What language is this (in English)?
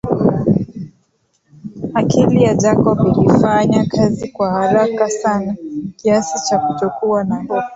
Swahili